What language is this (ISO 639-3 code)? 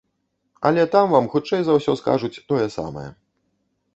bel